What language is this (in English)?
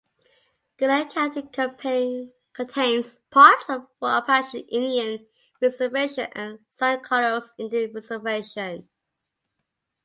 English